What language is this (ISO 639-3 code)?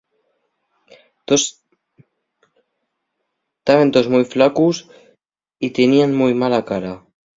ast